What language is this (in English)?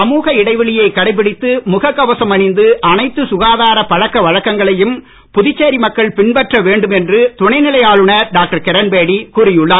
Tamil